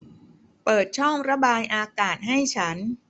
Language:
Thai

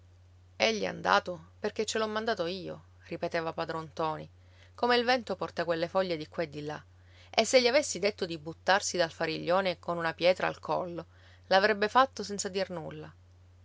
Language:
Italian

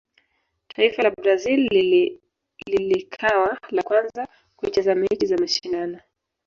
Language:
Swahili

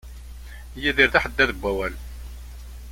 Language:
Kabyle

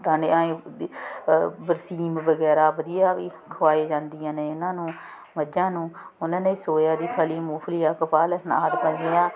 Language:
Punjabi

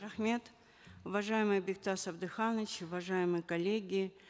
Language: Kazakh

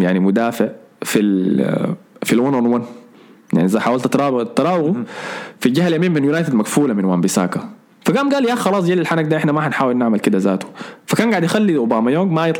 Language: Arabic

